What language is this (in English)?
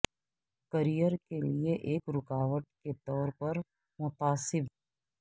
Urdu